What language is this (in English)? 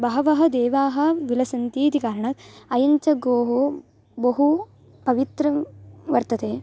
Sanskrit